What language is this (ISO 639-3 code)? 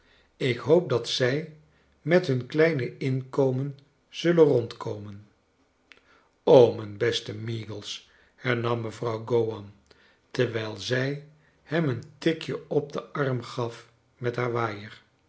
nld